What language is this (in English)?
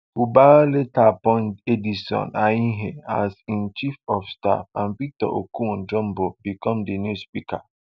Nigerian Pidgin